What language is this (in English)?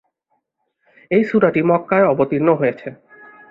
Bangla